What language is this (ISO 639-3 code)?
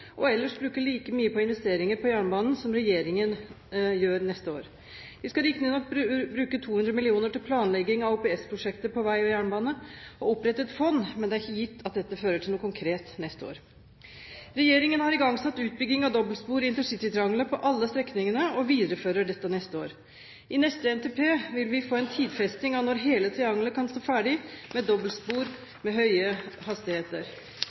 nob